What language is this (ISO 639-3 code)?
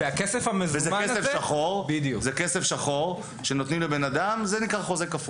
heb